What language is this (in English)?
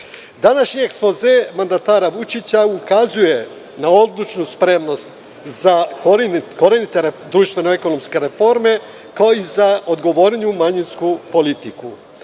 Serbian